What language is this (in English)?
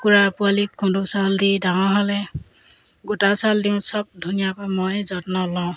Assamese